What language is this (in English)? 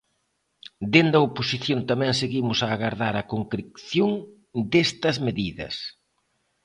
Galician